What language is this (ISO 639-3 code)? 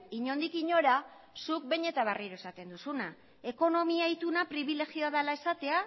eus